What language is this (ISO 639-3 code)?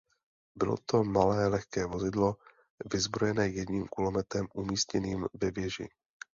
ces